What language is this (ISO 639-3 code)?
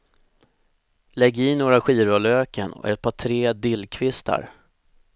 swe